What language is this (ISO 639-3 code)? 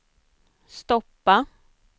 swe